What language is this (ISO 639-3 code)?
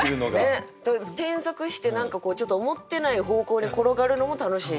jpn